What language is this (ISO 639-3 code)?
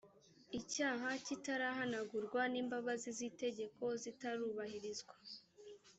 kin